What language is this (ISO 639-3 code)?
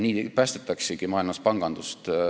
est